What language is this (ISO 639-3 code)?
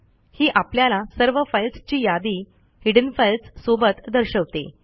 mar